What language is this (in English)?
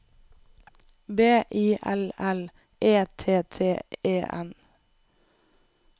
Norwegian